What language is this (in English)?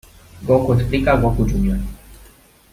Spanish